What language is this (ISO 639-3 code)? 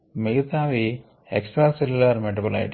tel